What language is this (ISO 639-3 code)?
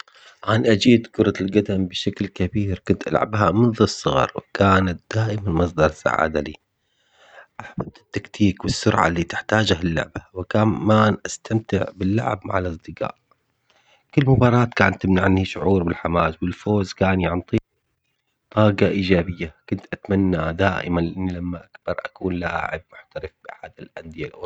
acx